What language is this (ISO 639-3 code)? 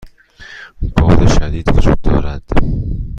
fas